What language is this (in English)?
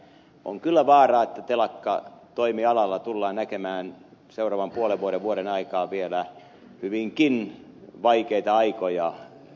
Finnish